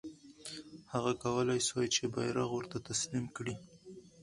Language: Pashto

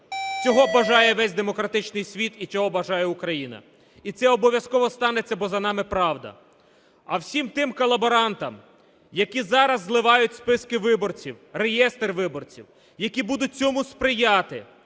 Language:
Ukrainian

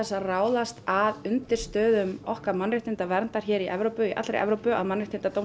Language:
Icelandic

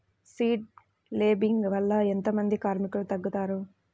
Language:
Telugu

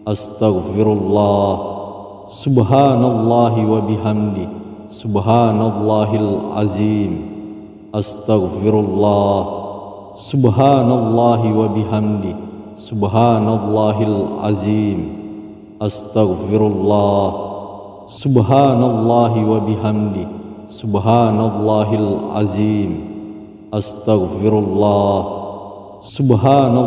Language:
Indonesian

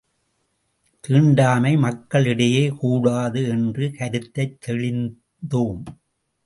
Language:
Tamil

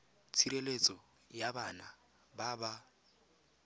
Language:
Tswana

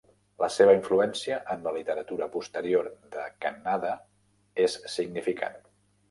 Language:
Catalan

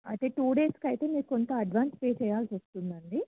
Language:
Telugu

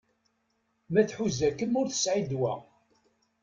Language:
Kabyle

